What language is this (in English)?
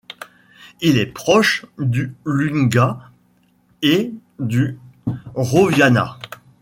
French